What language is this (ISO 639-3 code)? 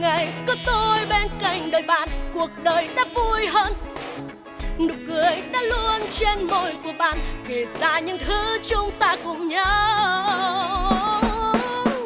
vie